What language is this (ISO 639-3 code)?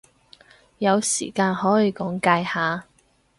yue